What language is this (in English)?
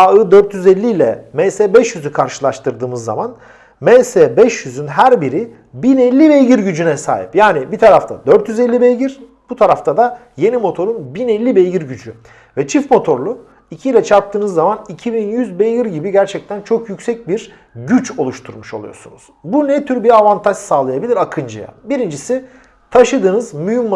Turkish